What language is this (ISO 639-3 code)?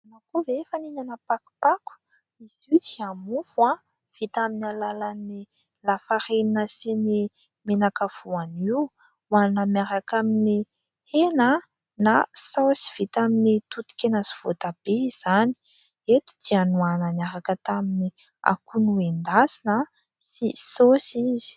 mlg